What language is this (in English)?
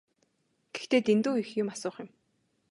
Mongolian